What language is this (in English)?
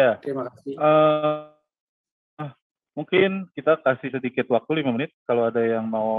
Indonesian